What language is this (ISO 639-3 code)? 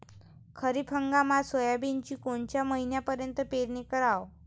mar